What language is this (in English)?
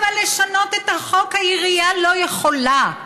Hebrew